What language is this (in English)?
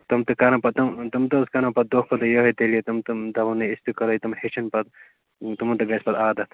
Kashmiri